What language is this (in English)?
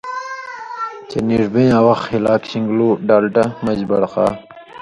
Indus Kohistani